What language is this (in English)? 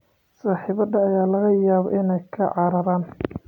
Somali